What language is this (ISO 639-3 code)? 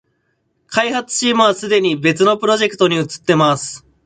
jpn